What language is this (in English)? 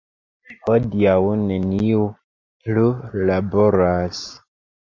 Esperanto